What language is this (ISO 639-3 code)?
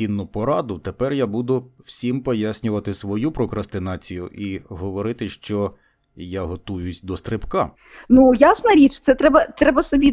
ukr